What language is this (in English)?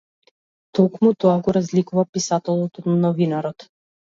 Macedonian